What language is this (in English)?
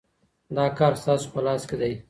Pashto